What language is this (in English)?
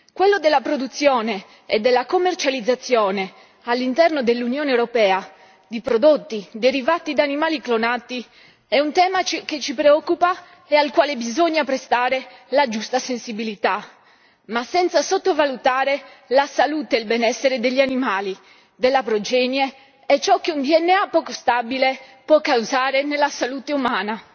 Italian